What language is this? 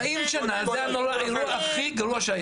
Hebrew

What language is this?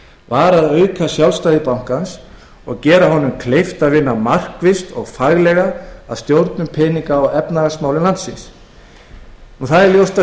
Icelandic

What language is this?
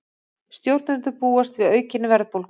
Icelandic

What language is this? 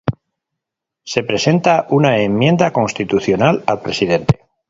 Spanish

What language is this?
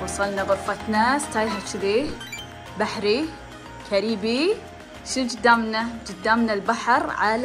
Arabic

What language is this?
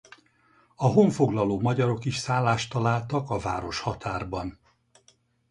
Hungarian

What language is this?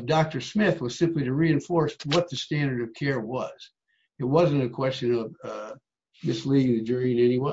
English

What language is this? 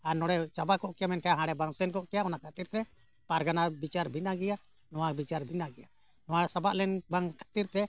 Santali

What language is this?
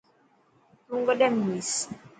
Dhatki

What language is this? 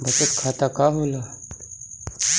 Bhojpuri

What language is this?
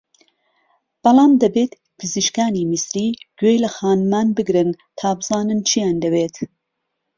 Central Kurdish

